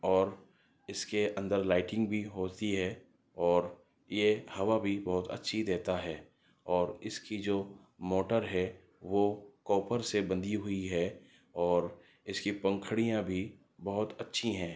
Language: Urdu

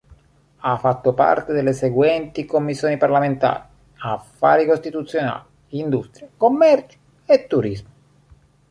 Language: Italian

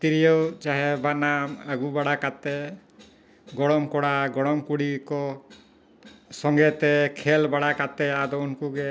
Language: Santali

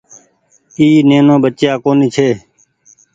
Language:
Goaria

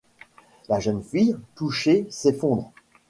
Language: French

